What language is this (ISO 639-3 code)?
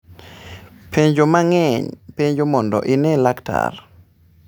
luo